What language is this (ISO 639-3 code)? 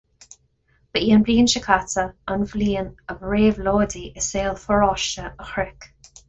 gle